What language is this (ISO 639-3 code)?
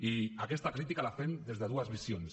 cat